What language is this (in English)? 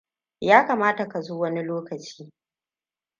Hausa